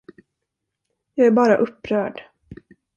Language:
Swedish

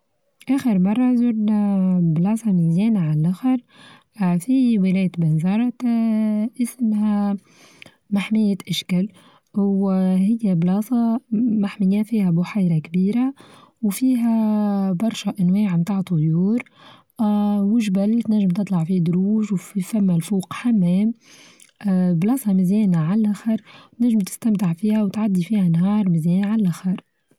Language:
Tunisian Arabic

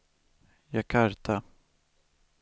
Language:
Swedish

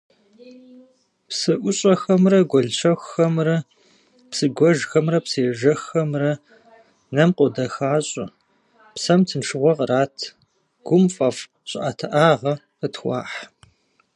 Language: Kabardian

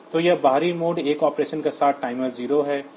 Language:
Hindi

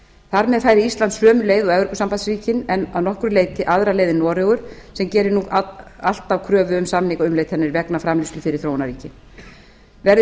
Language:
Icelandic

